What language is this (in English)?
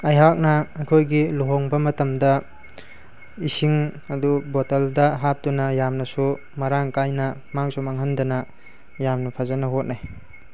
Manipuri